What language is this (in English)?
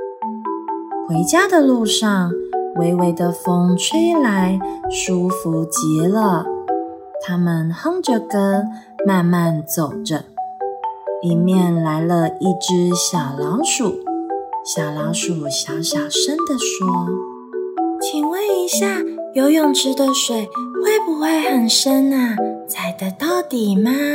Chinese